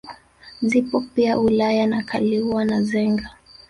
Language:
Swahili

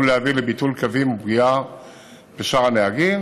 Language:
Hebrew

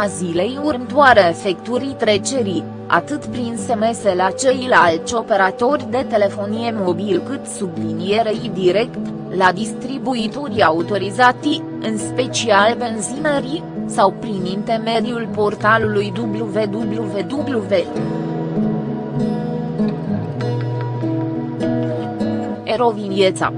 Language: Romanian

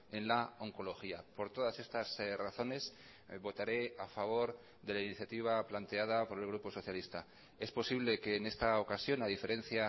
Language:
Spanish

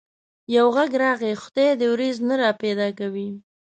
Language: Pashto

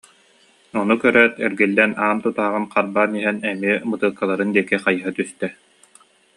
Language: Yakut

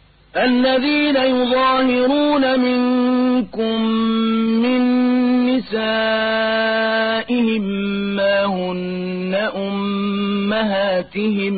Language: Arabic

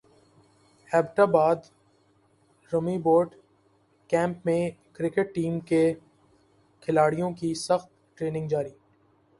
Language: Urdu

